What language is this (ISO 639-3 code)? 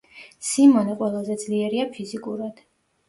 kat